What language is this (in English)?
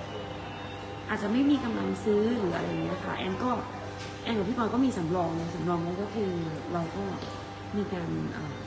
Thai